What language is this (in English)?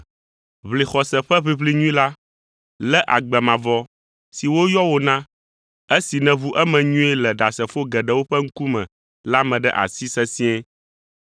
Ewe